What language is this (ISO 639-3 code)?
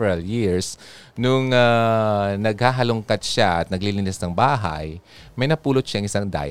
fil